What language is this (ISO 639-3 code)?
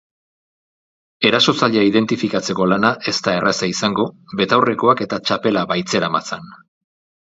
eus